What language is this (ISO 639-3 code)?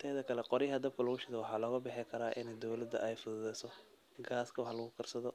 som